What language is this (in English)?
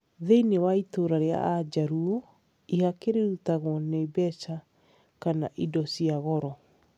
Kikuyu